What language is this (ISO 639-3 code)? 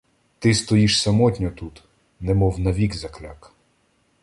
ukr